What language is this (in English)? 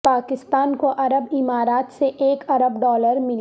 Urdu